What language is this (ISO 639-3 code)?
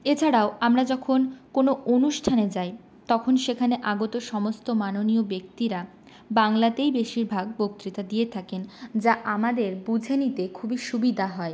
ben